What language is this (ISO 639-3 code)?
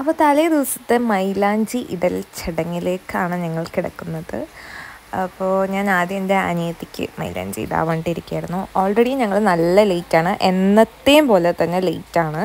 mal